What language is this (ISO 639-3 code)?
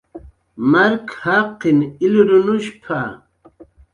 jqr